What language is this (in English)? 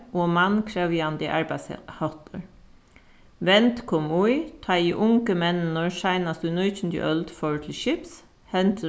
Faroese